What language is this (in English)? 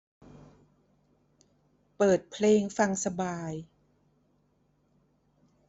Thai